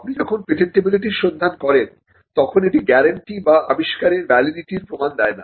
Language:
Bangla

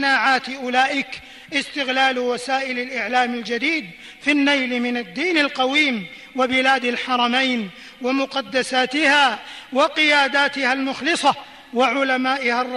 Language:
Arabic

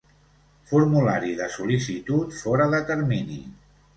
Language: Catalan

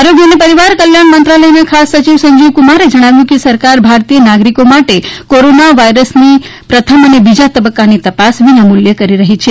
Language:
Gujarati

